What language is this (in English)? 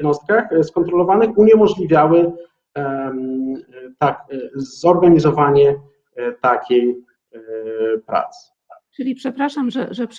Polish